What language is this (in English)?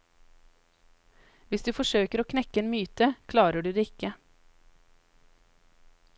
Norwegian